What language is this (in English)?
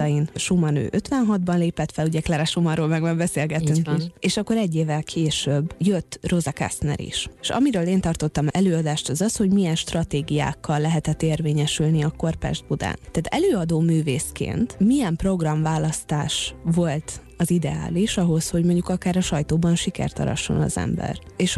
Hungarian